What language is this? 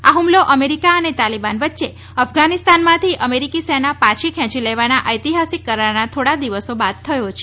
Gujarati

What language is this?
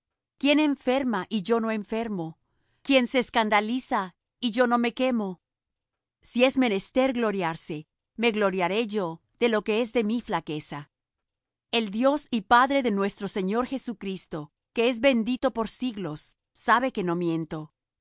Spanish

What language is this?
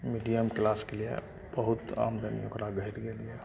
Maithili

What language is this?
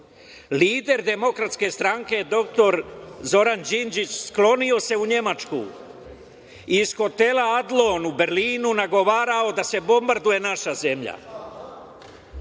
Serbian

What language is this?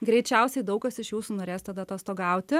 Lithuanian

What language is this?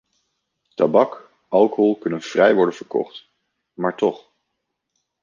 Dutch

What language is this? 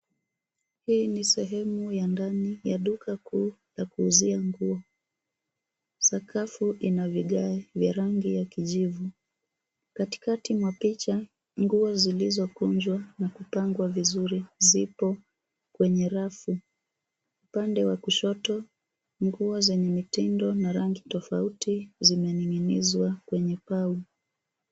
Swahili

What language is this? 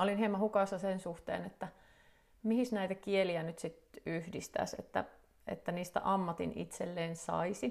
Finnish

